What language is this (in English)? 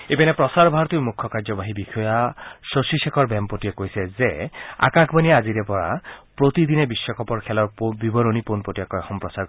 Assamese